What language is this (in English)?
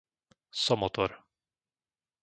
Slovak